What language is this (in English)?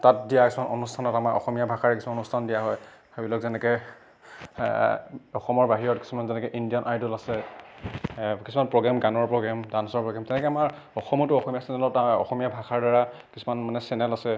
Assamese